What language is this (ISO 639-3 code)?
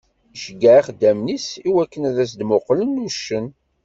kab